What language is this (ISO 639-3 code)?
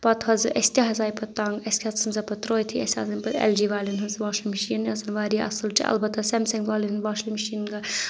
kas